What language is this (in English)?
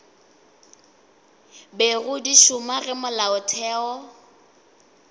Northern Sotho